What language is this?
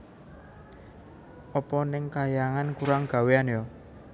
Javanese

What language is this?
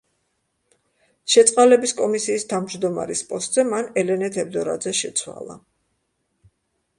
Georgian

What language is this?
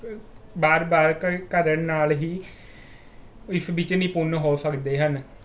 Punjabi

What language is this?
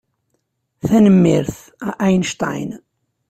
Kabyle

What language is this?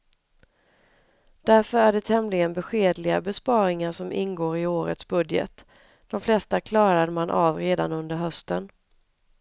Swedish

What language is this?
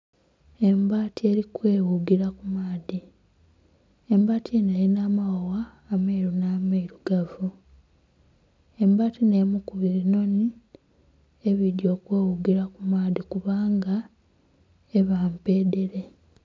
Soga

